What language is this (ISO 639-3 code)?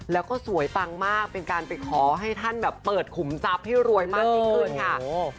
tha